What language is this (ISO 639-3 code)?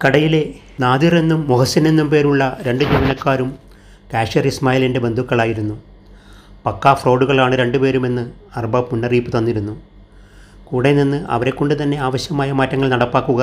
mal